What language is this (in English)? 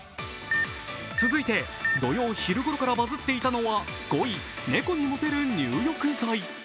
Japanese